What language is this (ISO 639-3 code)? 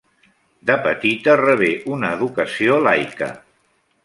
cat